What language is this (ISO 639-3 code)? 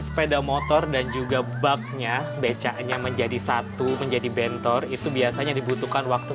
ind